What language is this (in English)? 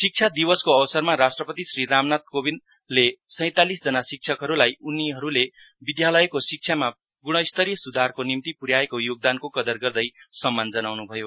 Nepali